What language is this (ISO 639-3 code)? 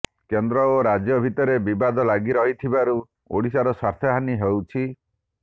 ori